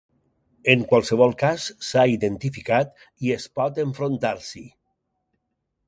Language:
Catalan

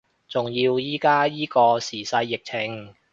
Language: Cantonese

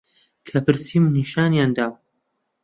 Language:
Central Kurdish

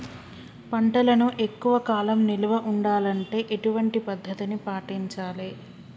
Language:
Telugu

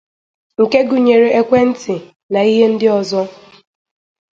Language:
Igbo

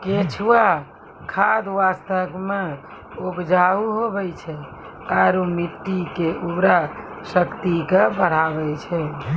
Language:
Maithili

